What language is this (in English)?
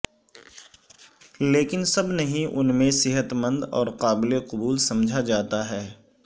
Urdu